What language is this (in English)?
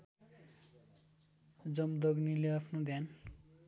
Nepali